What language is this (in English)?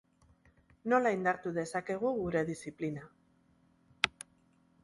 Basque